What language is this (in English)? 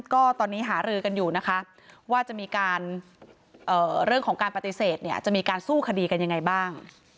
Thai